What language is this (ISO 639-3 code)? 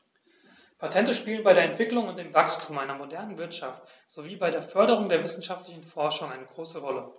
deu